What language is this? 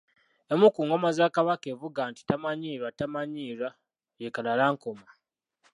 Ganda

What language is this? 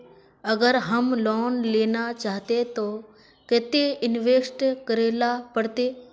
Magahi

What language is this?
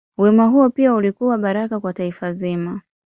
Swahili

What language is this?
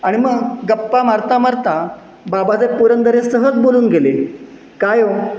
Marathi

